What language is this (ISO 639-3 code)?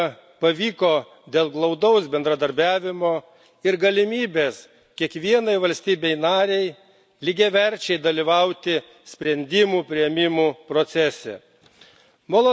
lit